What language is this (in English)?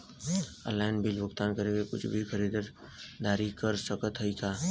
Bhojpuri